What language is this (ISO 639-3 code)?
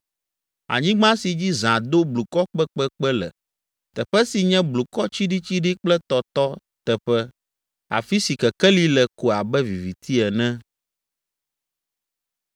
ewe